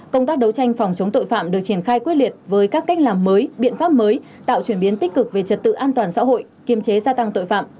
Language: Vietnamese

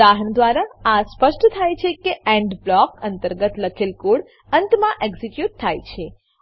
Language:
Gujarati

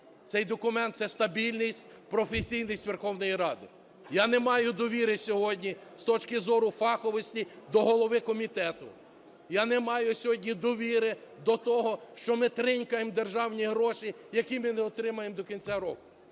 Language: Ukrainian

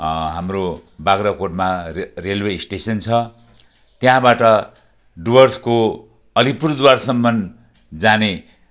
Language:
Nepali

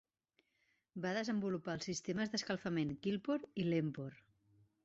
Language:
Catalan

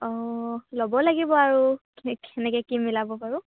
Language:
Assamese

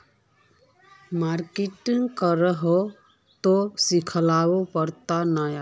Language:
Magahi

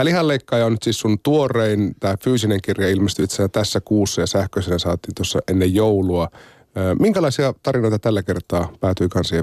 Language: Finnish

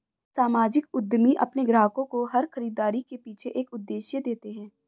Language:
Hindi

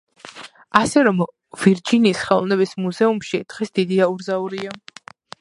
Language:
Georgian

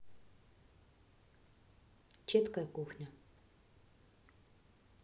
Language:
Russian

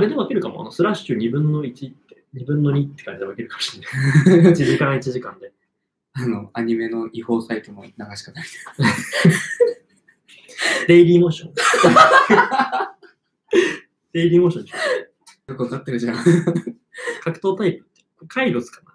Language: Japanese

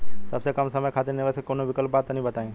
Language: Bhojpuri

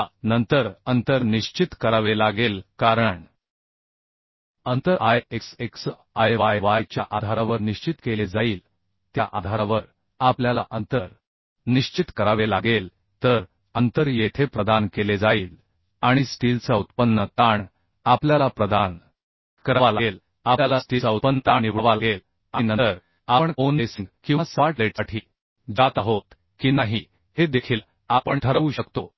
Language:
Marathi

